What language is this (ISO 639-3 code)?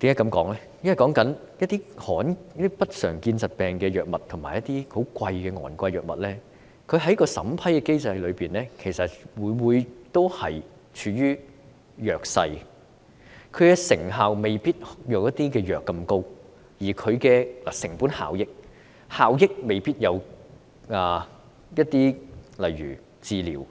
yue